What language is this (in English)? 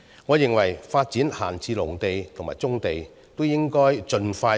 Cantonese